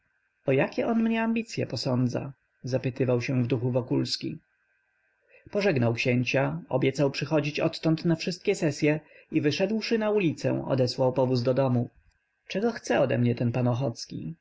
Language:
Polish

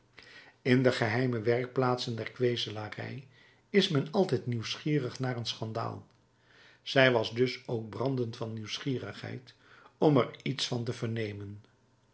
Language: Dutch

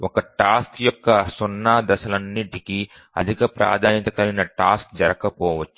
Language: Telugu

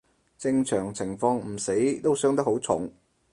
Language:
Cantonese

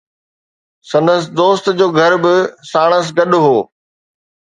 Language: Sindhi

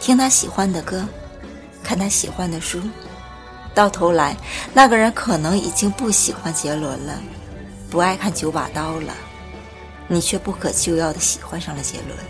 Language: Chinese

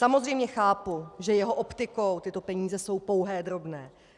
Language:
Czech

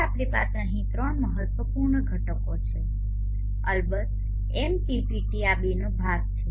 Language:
Gujarati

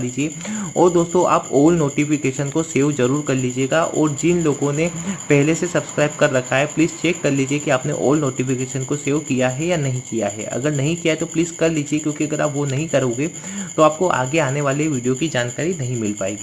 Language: Hindi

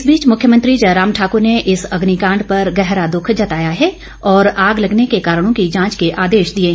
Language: Hindi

